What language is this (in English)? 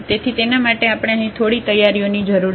Gujarati